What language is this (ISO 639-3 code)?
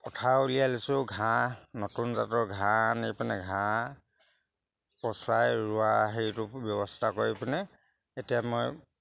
asm